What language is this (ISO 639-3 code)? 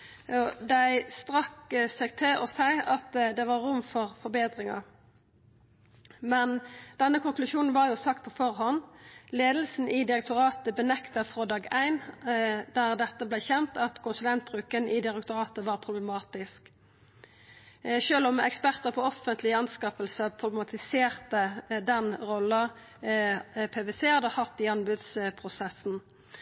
nno